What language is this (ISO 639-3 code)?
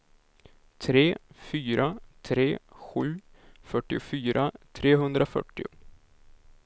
swe